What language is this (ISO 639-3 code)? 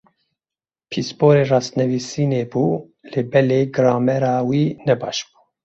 kur